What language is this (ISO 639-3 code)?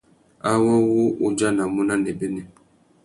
bag